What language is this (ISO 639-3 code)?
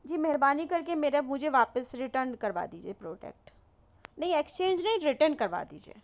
urd